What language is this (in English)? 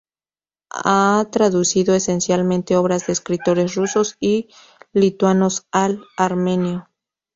Spanish